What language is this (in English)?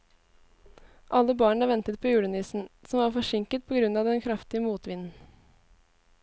Norwegian